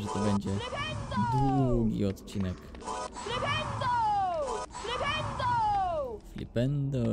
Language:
Polish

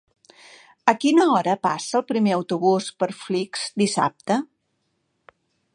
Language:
Catalan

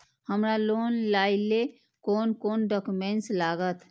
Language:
Maithili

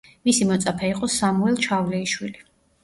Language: Georgian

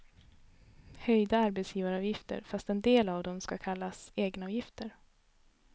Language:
Swedish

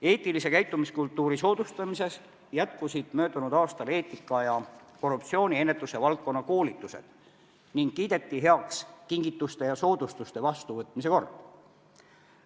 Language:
Estonian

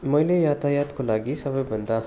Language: Nepali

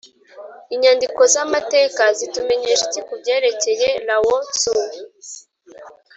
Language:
Kinyarwanda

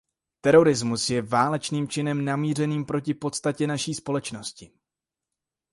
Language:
Czech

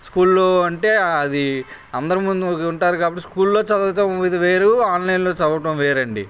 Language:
Telugu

